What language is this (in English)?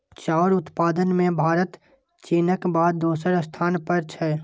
Maithili